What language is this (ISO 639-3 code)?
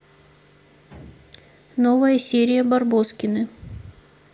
rus